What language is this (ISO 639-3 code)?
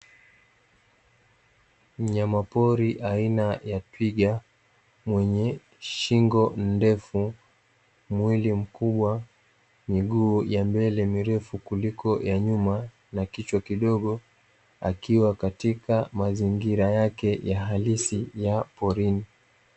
swa